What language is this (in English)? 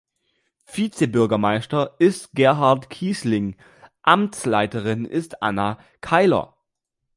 German